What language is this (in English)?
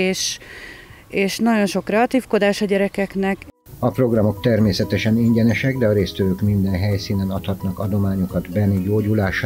Hungarian